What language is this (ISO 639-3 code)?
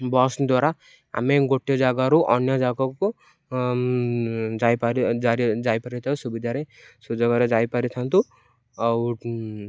ori